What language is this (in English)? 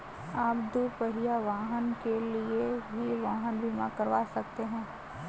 Hindi